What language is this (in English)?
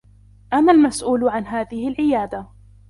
Arabic